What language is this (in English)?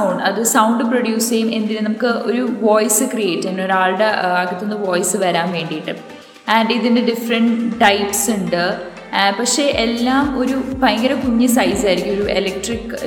Malayalam